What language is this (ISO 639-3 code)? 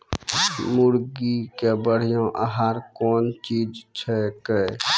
mai